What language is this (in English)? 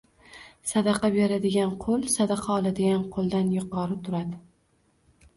Uzbek